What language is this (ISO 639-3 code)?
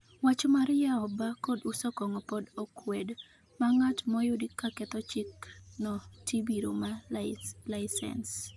luo